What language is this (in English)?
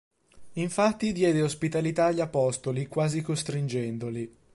Italian